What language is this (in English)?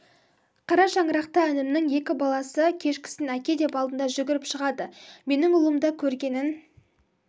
Kazakh